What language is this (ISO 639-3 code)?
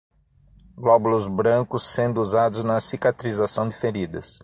por